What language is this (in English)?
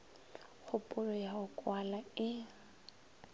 Northern Sotho